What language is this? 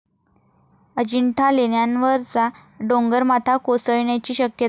Marathi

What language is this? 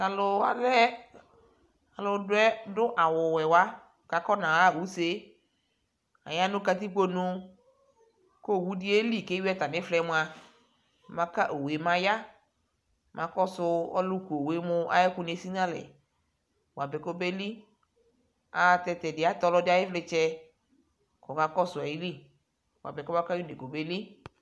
Ikposo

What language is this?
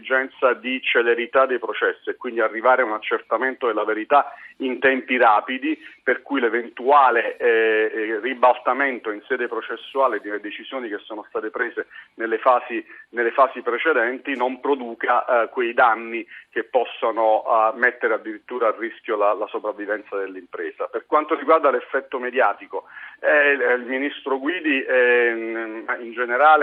Italian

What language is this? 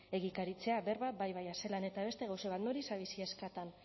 Basque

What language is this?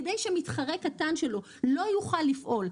Hebrew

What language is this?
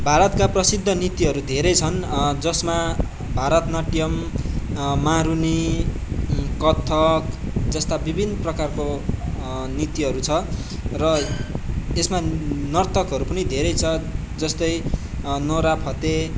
Nepali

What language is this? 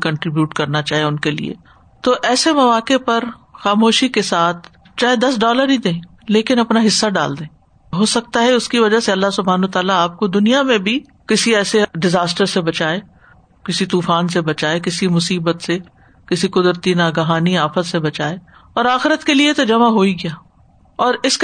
Urdu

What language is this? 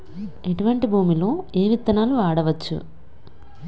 Telugu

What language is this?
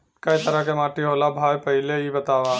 Bhojpuri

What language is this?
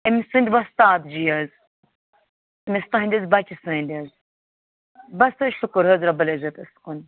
Kashmiri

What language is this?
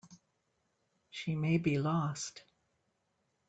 English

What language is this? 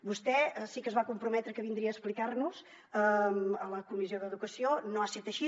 Catalan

